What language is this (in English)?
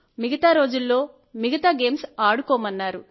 Telugu